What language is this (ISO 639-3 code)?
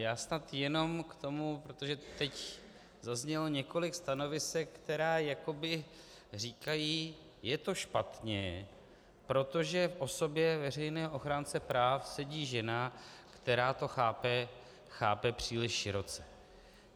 ces